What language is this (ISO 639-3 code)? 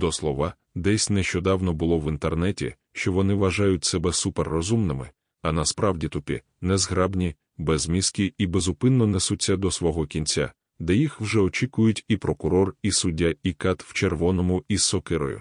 ukr